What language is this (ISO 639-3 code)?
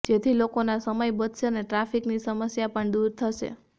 guj